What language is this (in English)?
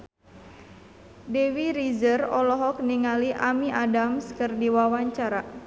Sundanese